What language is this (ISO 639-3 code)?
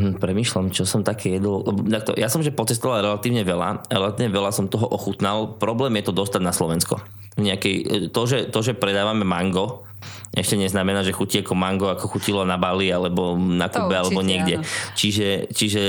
slk